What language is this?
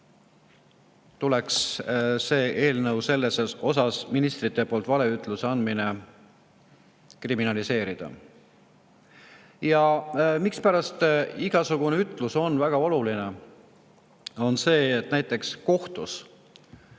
Estonian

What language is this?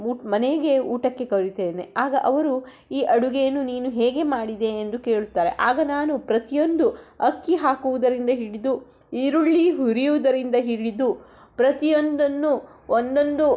Kannada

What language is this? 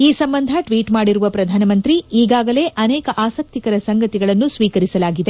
Kannada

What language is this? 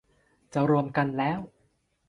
Thai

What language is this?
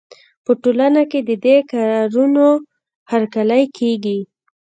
Pashto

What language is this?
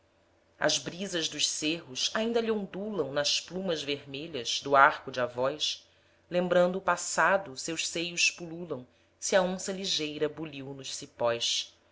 Portuguese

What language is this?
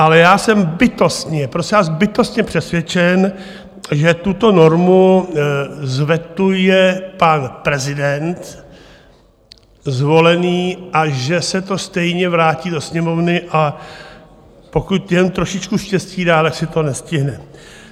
Czech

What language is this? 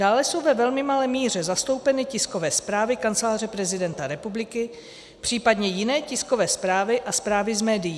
Czech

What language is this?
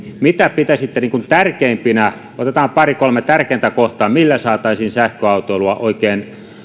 Finnish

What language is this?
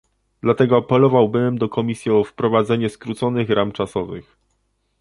Polish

